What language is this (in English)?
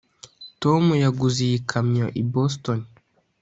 Kinyarwanda